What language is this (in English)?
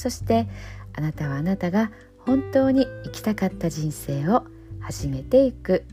Japanese